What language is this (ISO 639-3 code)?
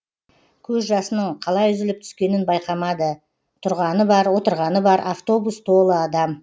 kaz